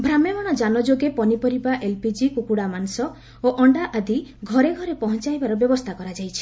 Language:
Odia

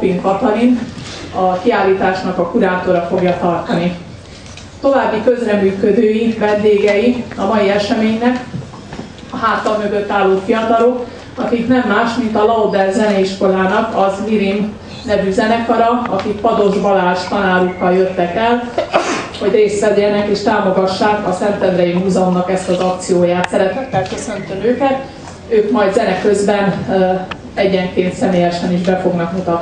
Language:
Hungarian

